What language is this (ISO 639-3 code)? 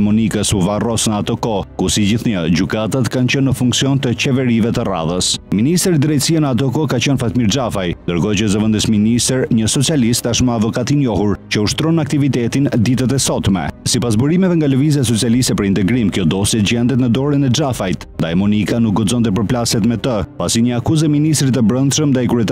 ron